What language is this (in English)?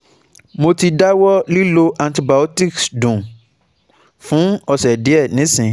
Yoruba